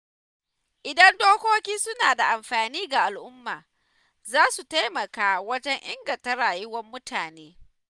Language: Hausa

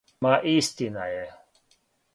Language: Serbian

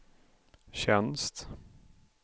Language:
Swedish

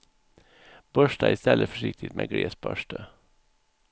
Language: Swedish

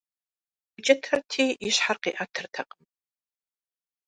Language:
Kabardian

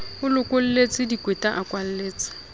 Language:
Southern Sotho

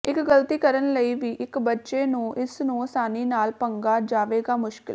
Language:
Punjabi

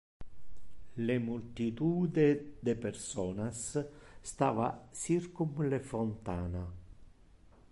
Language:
Interlingua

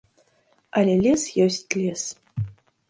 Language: Belarusian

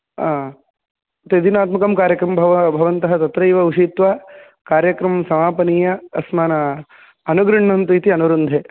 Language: Sanskrit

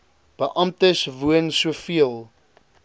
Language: Afrikaans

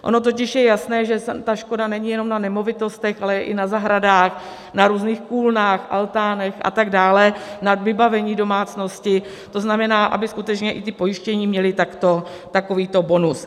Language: Czech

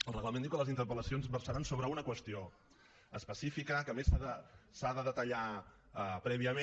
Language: Catalan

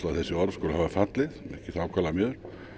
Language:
Icelandic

